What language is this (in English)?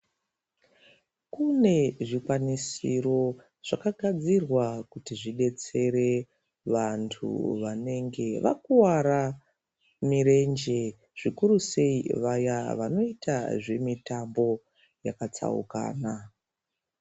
Ndau